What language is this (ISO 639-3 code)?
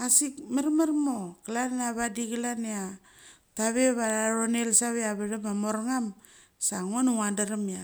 gcc